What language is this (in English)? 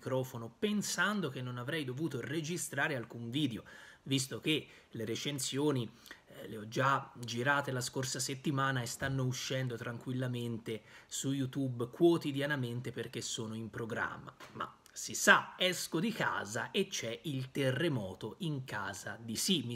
Italian